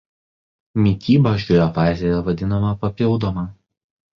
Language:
Lithuanian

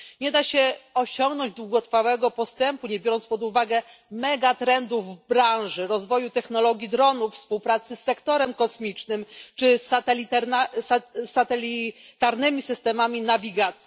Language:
Polish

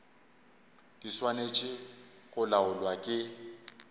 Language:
Northern Sotho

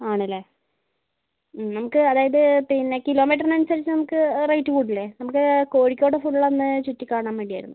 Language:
Malayalam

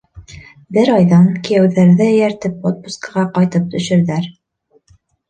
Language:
Bashkir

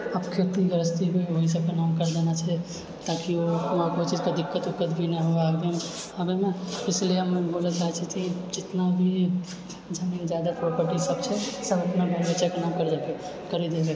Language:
Maithili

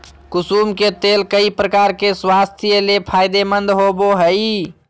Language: Magahi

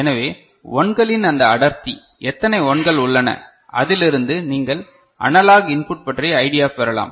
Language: Tamil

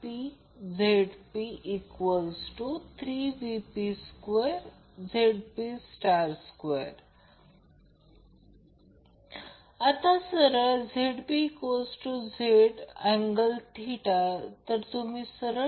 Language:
Marathi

